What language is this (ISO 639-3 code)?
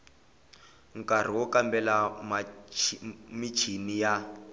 tso